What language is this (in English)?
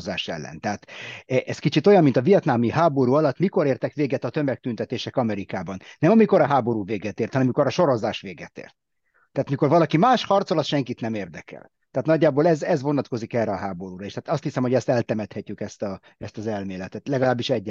Hungarian